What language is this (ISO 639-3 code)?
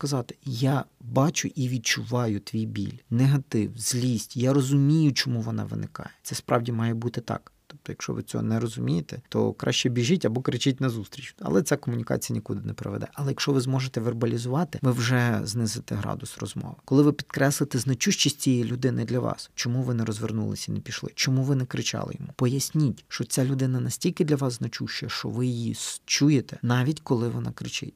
ukr